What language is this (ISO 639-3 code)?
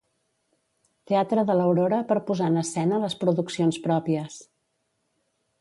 cat